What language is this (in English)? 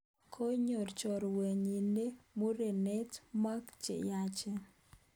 Kalenjin